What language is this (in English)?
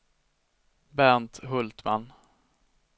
Swedish